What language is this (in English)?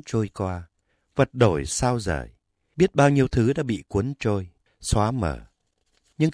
Vietnamese